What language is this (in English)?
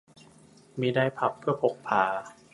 Thai